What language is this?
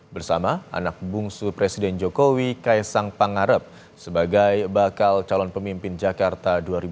Indonesian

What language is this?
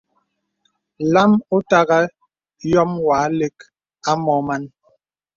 Bebele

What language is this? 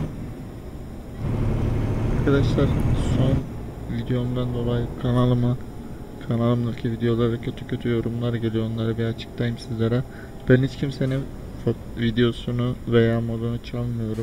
Turkish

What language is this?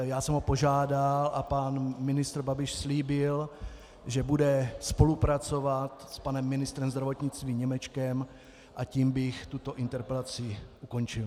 Czech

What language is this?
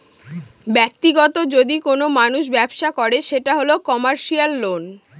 Bangla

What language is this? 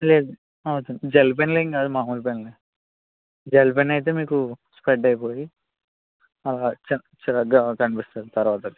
Telugu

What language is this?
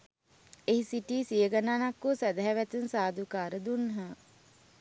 Sinhala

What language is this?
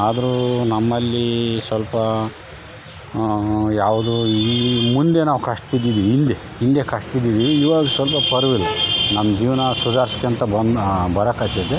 Kannada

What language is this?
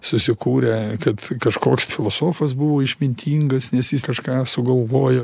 Lithuanian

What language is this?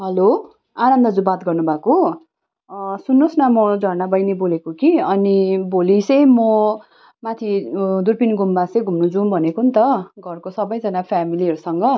Nepali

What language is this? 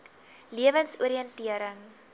Afrikaans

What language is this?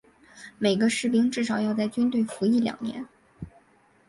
Chinese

